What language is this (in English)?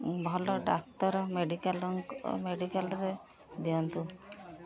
Odia